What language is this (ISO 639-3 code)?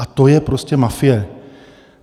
ces